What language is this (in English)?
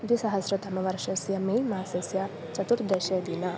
Sanskrit